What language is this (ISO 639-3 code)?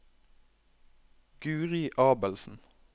nor